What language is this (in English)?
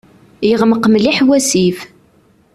Kabyle